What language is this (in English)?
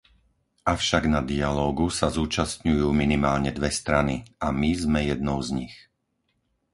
Slovak